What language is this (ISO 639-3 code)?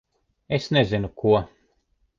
lav